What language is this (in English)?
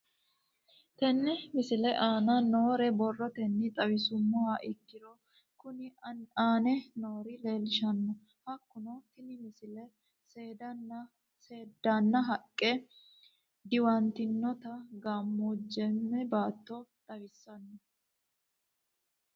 Sidamo